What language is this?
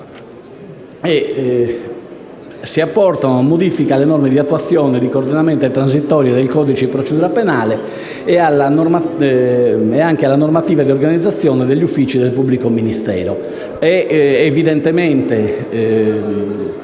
Italian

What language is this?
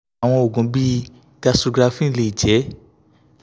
Yoruba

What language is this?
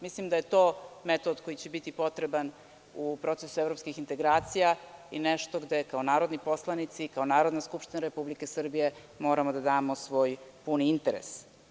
Serbian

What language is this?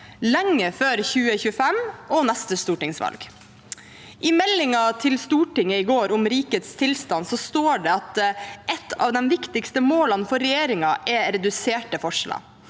Norwegian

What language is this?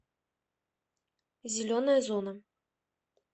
Russian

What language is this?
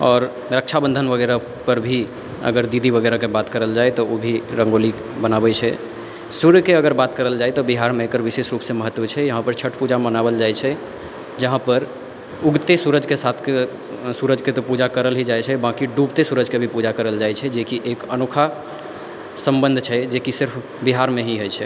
Maithili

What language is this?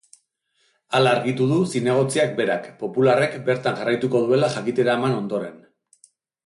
Basque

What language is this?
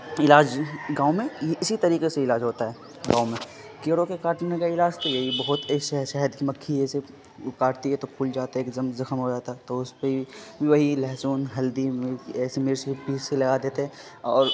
Urdu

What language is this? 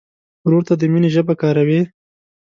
Pashto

